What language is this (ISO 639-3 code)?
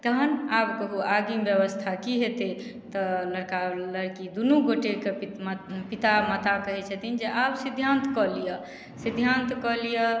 mai